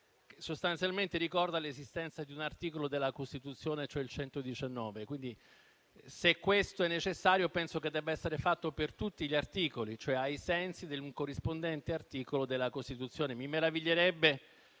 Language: Italian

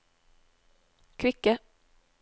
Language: Norwegian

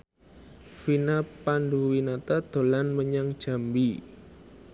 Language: Javanese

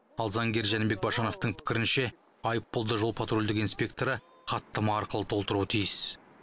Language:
Kazakh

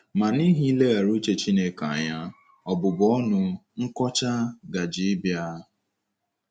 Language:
Igbo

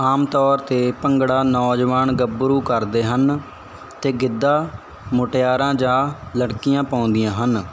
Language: Punjabi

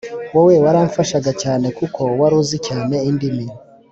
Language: Kinyarwanda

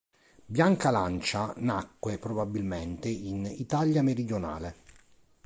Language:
Italian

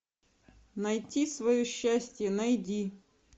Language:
Russian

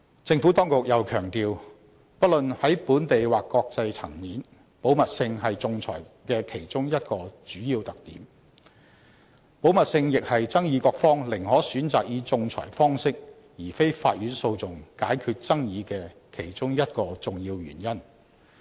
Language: Cantonese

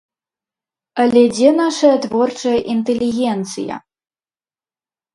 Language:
Belarusian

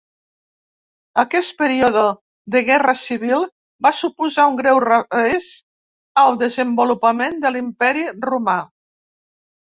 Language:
Catalan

